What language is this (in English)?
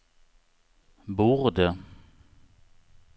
Swedish